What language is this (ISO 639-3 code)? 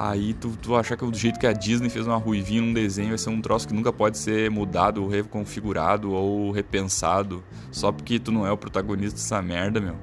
por